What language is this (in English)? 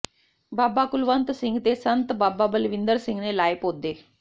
Punjabi